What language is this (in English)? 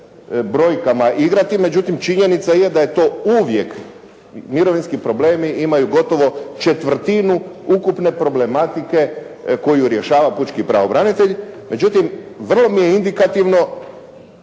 Croatian